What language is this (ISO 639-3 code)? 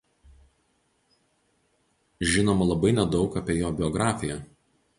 lit